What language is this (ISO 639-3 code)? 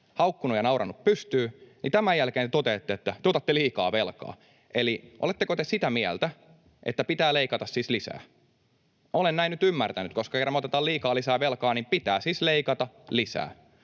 fin